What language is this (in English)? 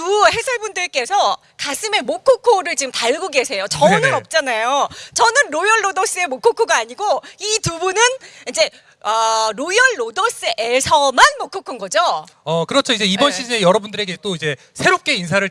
Korean